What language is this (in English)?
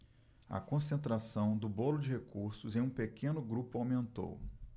Portuguese